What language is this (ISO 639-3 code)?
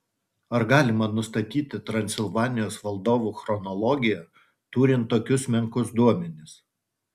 lit